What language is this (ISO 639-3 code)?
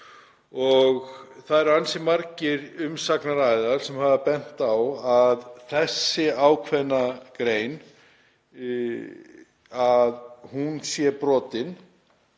isl